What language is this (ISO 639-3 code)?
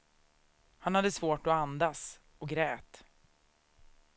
swe